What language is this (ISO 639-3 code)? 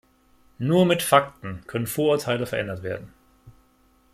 deu